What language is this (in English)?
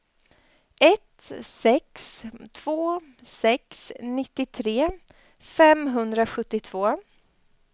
Swedish